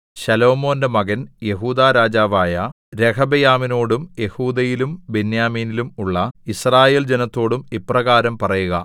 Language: Malayalam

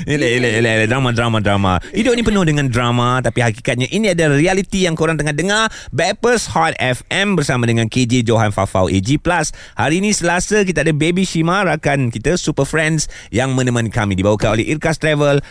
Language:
Malay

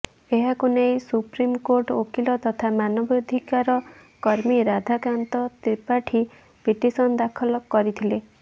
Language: Odia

